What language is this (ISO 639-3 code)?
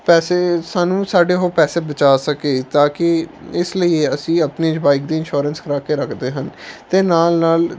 pan